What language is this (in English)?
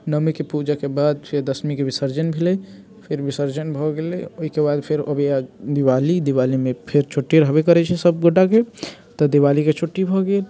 Maithili